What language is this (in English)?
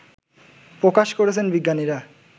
Bangla